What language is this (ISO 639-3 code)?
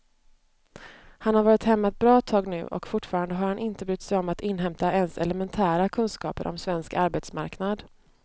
swe